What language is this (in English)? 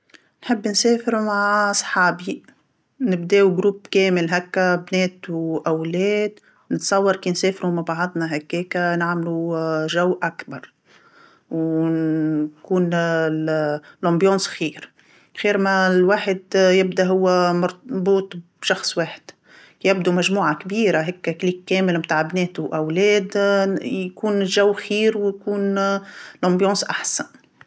Tunisian Arabic